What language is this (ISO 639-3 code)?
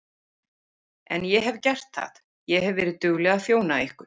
isl